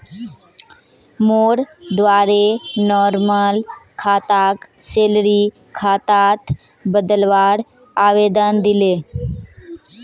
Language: Magahi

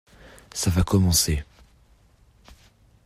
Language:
French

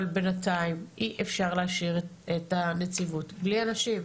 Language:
Hebrew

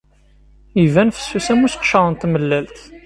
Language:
Kabyle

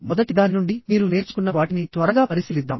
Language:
Telugu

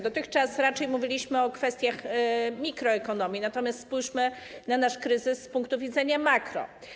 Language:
Polish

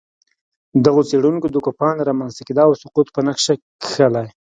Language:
Pashto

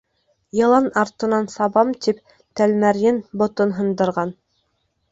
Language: Bashkir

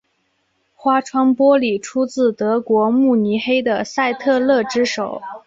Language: Chinese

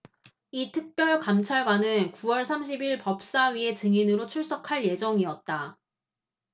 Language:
Korean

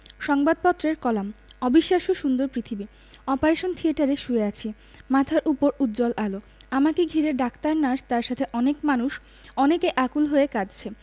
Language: Bangla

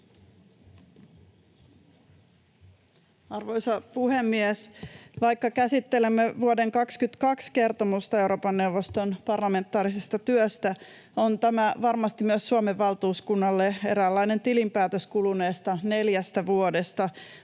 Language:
Finnish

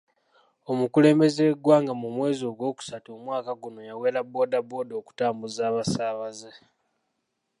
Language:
Ganda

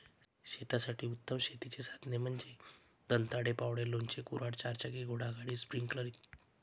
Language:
Marathi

